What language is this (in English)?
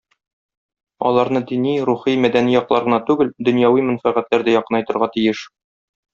Tatar